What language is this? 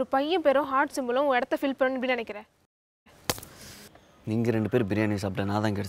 Korean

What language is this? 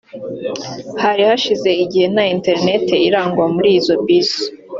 Kinyarwanda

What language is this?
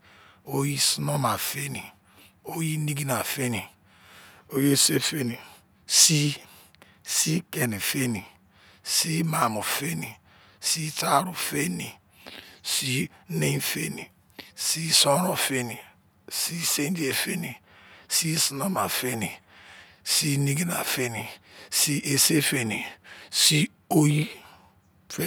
Izon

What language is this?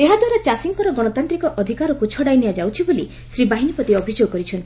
Odia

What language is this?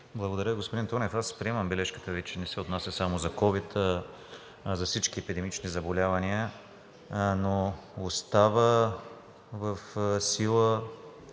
Bulgarian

